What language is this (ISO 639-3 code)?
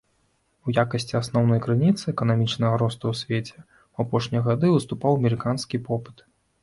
bel